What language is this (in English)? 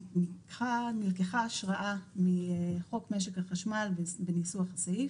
Hebrew